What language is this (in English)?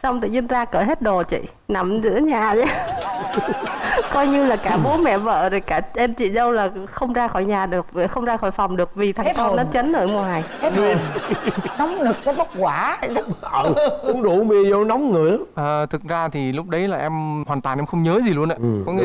Vietnamese